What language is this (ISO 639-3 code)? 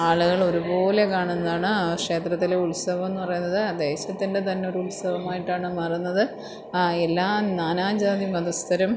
mal